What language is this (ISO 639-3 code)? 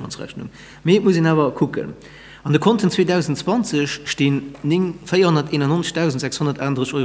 deu